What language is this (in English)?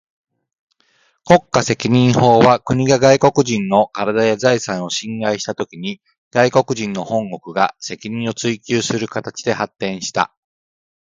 Japanese